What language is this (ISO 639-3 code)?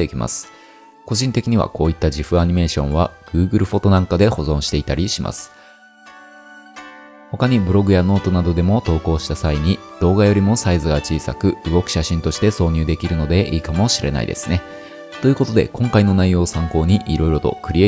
jpn